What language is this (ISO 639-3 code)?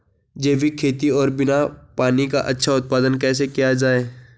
hin